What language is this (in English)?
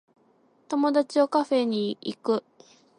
Japanese